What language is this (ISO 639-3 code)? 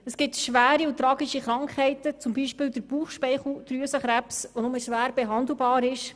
gsw